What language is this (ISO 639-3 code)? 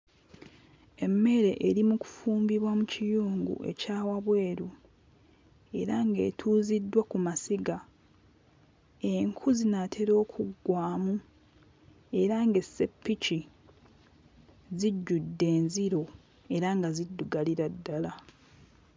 lug